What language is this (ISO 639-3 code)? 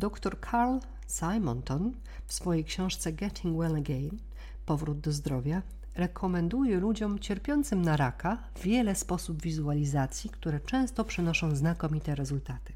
pol